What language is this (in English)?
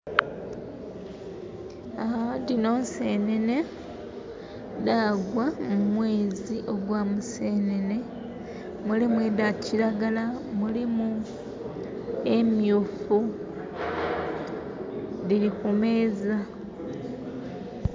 Soga